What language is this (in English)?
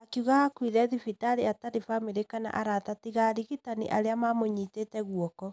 Kikuyu